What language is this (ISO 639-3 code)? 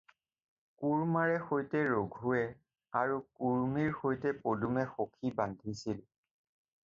asm